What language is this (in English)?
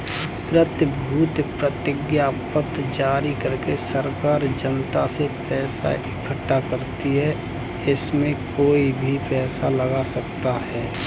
Hindi